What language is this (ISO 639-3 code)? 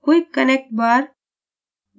hin